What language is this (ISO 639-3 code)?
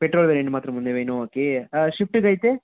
tel